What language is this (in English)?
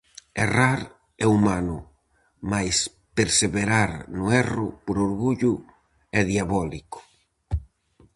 Galician